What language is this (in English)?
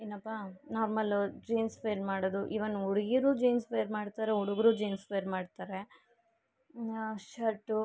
Kannada